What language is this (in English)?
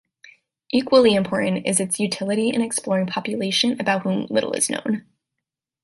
English